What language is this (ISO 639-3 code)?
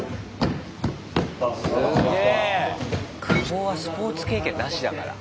jpn